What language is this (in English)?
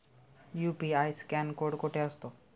Marathi